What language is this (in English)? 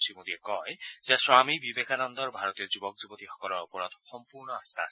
Assamese